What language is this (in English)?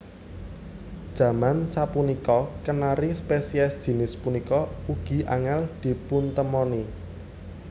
Javanese